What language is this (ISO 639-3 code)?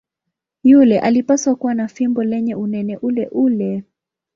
swa